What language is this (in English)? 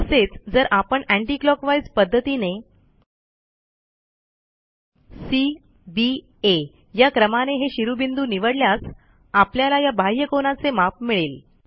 Marathi